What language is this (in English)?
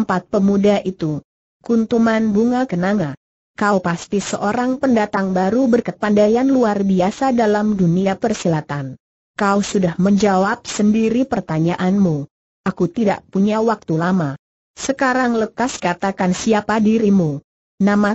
Indonesian